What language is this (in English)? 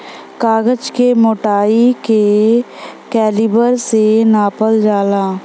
Bhojpuri